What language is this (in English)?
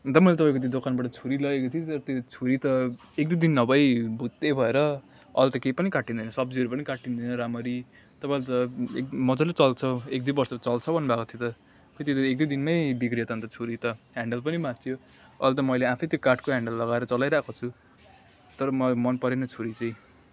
Nepali